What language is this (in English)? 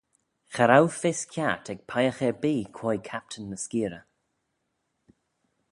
Manx